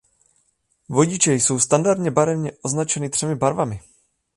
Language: Czech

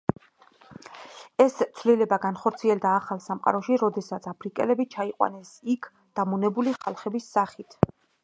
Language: Georgian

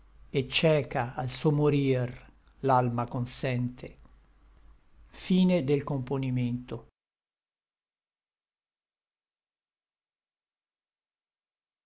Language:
Italian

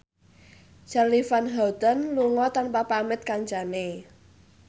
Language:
Javanese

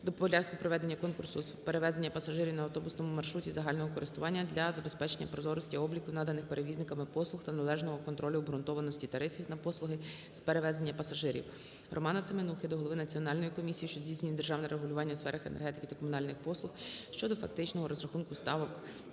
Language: Ukrainian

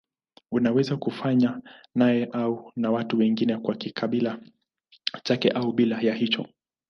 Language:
Swahili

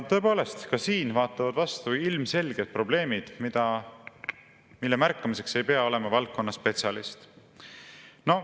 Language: Estonian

